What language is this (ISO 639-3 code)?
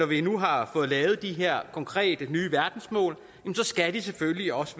dan